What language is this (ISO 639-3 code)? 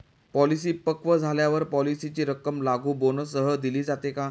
mar